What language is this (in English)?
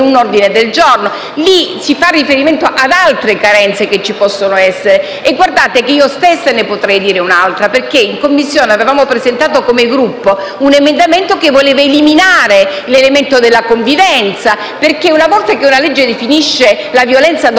Italian